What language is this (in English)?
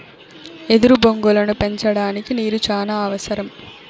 Telugu